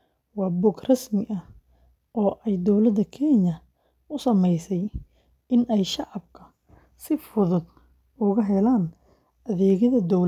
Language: Somali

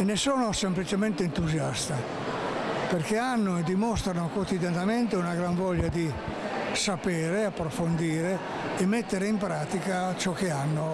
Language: Italian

